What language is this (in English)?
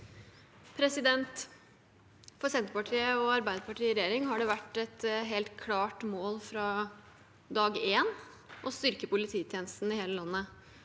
Norwegian